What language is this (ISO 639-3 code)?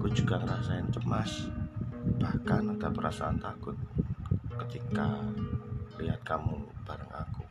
ind